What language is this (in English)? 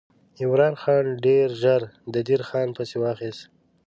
Pashto